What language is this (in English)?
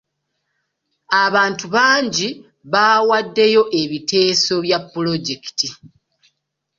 Ganda